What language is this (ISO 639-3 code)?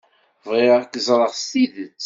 kab